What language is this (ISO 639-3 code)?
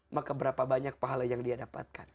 ind